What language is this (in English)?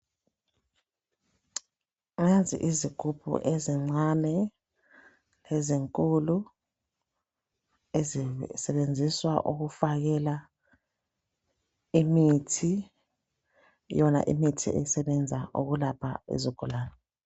North Ndebele